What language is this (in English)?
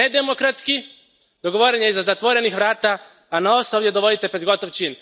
Croatian